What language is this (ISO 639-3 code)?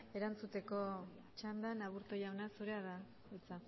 eus